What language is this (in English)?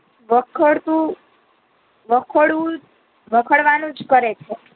Gujarati